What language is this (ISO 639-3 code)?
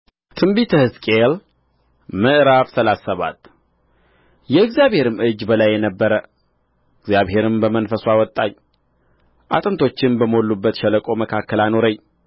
amh